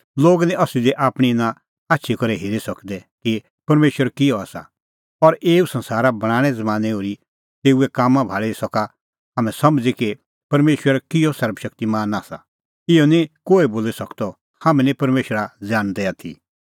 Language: Kullu Pahari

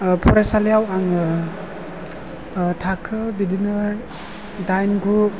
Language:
Bodo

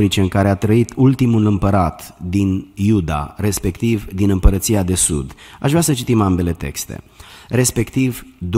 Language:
Romanian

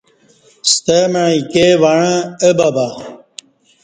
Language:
Kati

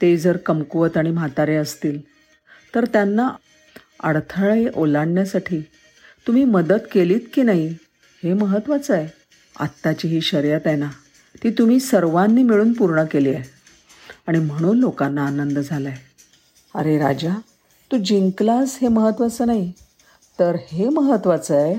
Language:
Marathi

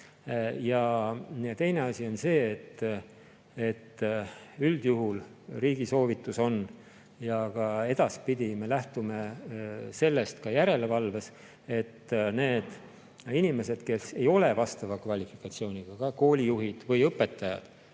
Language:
Estonian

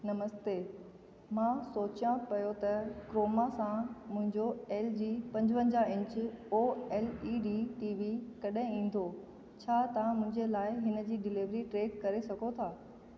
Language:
Sindhi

